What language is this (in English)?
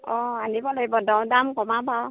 Assamese